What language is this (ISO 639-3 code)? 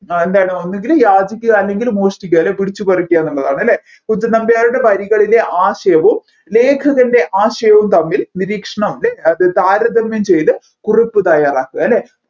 mal